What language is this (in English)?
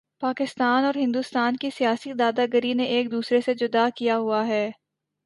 Urdu